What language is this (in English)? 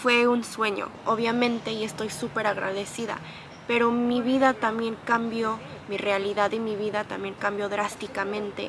Spanish